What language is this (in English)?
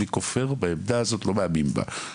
Hebrew